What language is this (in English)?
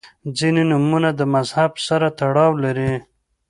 Pashto